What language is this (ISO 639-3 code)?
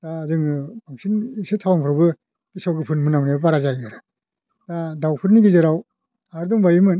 brx